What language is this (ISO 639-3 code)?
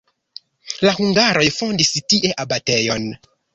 epo